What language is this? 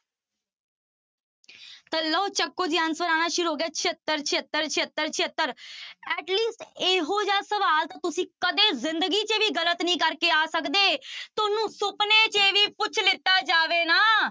Punjabi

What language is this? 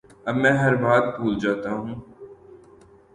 Urdu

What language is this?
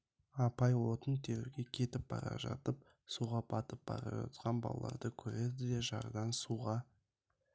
Kazakh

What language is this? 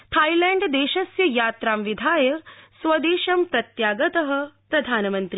Sanskrit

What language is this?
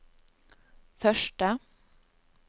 Norwegian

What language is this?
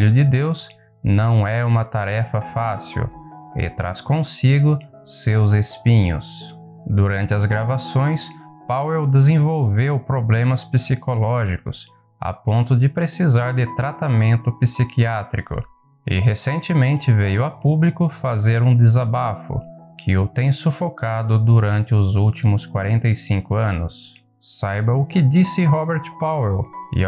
Portuguese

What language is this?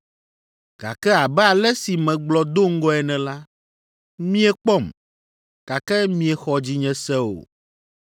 Ewe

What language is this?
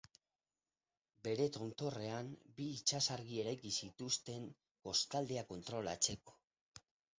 Basque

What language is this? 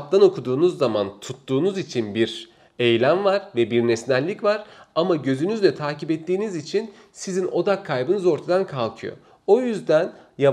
Turkish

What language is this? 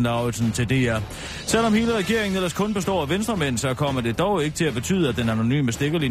Danish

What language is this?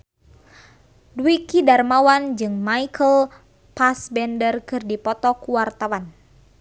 Sundanese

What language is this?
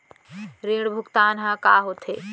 Chhattisgarhi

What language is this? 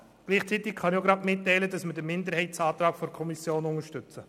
Swiss German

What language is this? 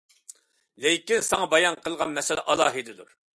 Uyghur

